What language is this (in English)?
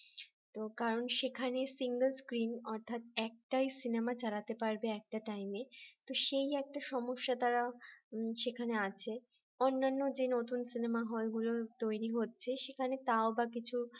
Bangla